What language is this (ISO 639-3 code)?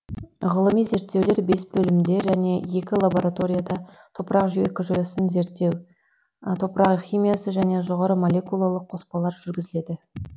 kaz